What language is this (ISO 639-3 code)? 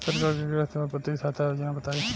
bho